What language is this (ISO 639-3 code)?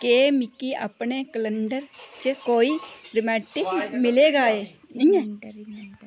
doi